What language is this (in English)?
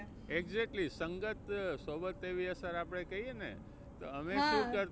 Gujarati